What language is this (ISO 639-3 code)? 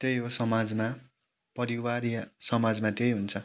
nep